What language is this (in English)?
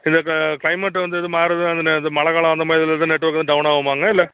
Tamil